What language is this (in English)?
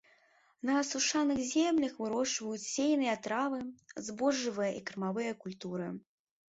Belarusian